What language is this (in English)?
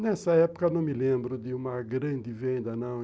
Portuguese